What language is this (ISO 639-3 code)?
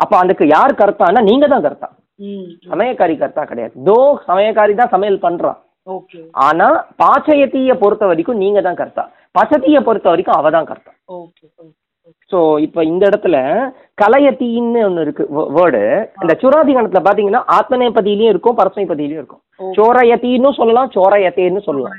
tam